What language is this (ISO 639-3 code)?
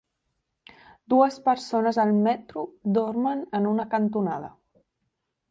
cat